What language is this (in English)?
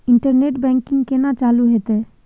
Maithili